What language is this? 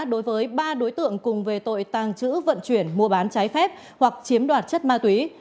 Vietnamese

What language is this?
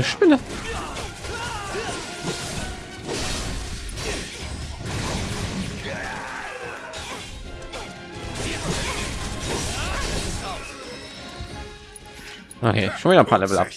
German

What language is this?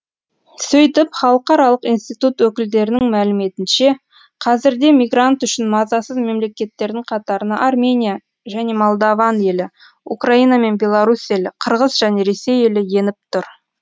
Kazakh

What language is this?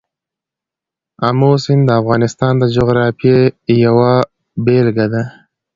Pashto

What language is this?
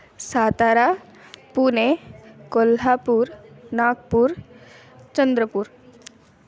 Sanskrit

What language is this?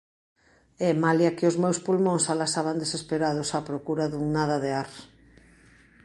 Galician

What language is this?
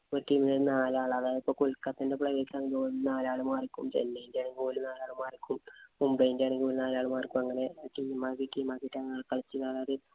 Malayalam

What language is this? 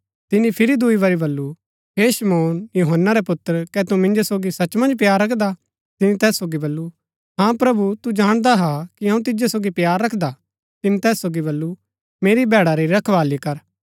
Gaddi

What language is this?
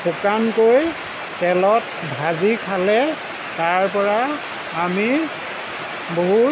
Assamese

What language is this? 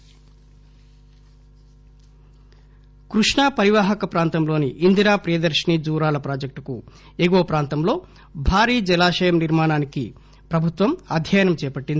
Telugu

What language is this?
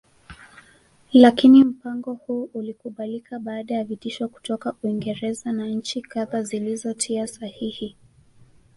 Swahili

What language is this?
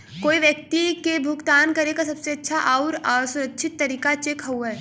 Bhojpuri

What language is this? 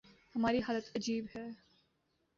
Urdu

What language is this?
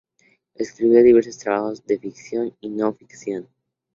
Spanish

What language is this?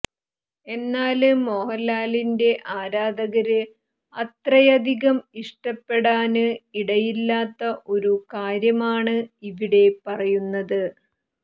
Malayalam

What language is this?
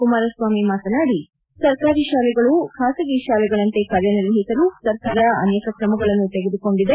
Kannada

